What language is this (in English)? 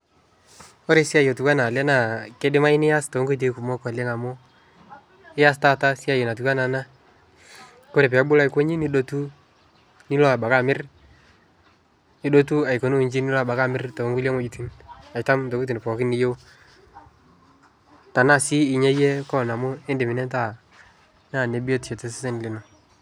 Masai